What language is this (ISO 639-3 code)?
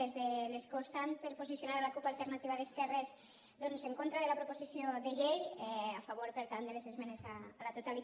cat